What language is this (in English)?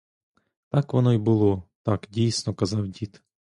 Ukrainian